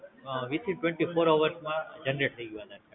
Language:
Gujarati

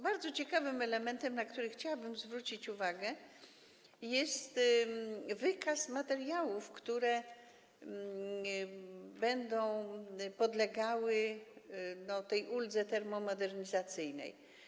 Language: Polish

